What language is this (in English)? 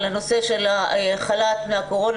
Hebrew